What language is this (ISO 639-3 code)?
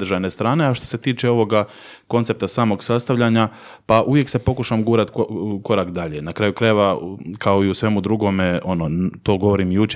hrv